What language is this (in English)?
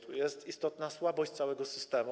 Polish